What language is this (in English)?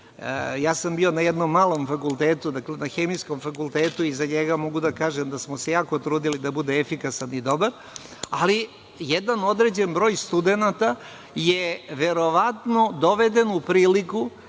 Serbian